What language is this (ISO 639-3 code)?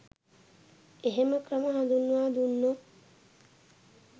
sin